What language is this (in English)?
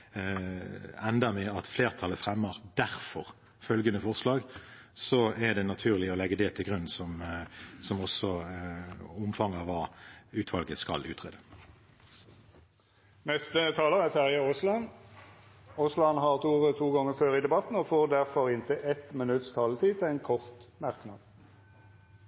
Norwegian